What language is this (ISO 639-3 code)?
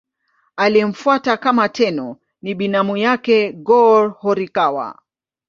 swa